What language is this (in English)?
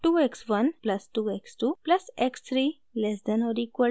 Hindi